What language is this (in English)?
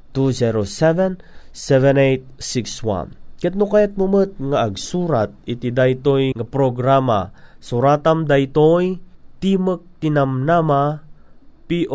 Filipino